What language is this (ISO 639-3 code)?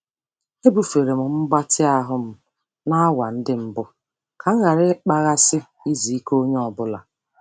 ibo